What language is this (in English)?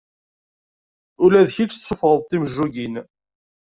Kabyle